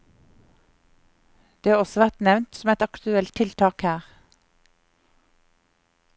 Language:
Norwegian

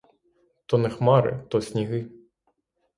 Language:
Ukrainian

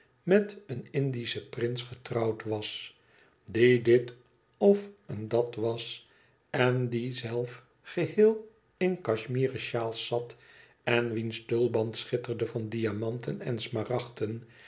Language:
Dutch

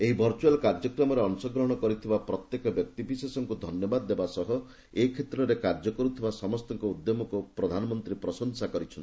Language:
Odia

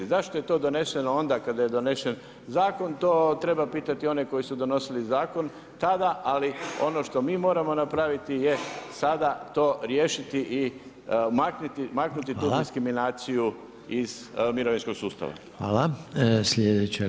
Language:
Croatian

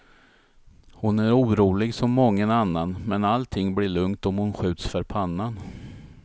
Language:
Swedish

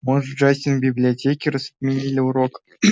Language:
Russian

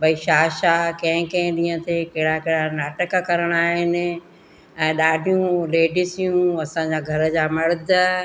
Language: Sindhi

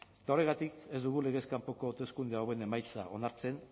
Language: Basque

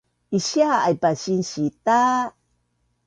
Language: Bunun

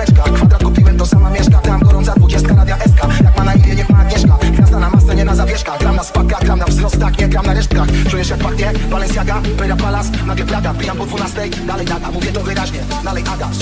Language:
Polish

